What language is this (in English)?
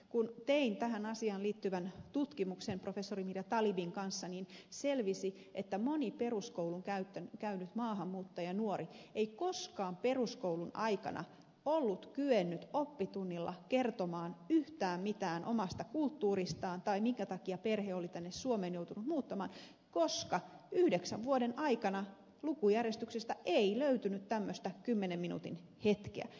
Finnish